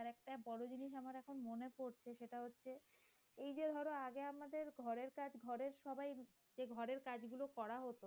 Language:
Bangla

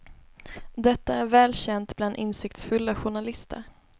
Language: Swedish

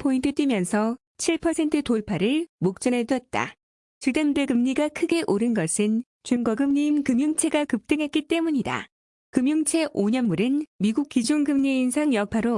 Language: Korean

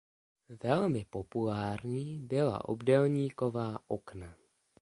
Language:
Czech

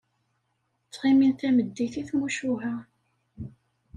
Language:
Kabyle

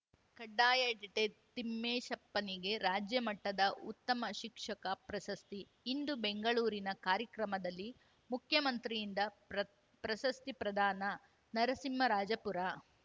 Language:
Kannada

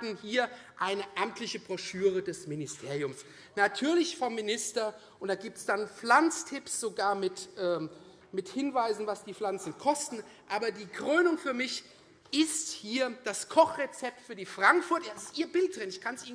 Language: German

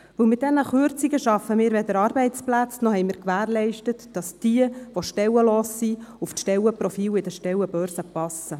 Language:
Swiss German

